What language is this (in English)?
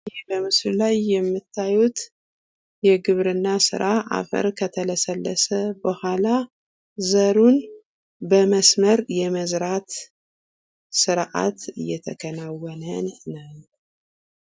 Amharic